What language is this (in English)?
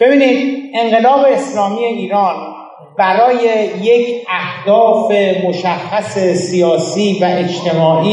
Persian